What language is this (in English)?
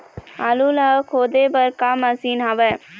Chhattisgarhi